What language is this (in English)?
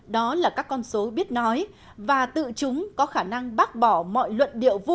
Vietnamese